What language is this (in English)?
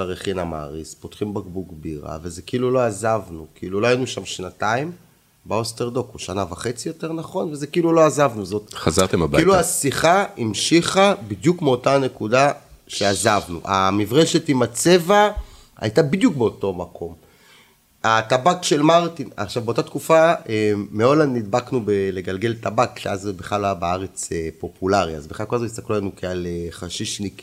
Hebrew